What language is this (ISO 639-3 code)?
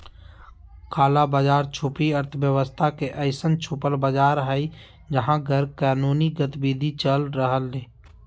mag